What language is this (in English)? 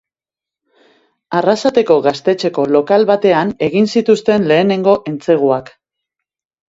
Basque